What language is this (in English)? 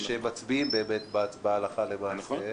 Hebrew